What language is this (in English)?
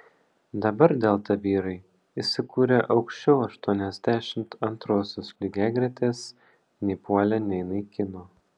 Lithuanian